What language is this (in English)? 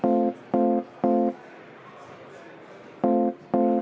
Estonian